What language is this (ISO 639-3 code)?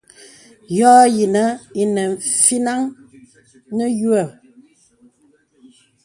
beb